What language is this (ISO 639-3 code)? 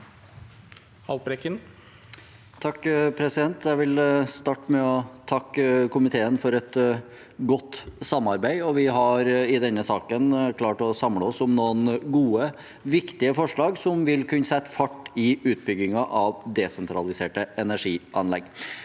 nor